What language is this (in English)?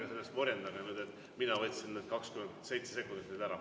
Estonian